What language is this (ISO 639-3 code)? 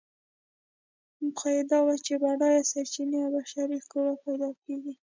pus